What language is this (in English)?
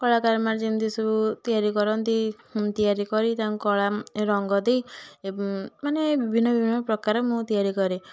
Odia